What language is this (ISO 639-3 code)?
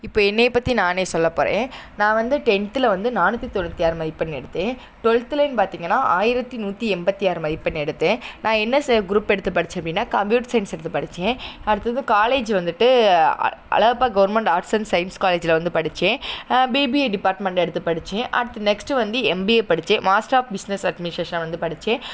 tam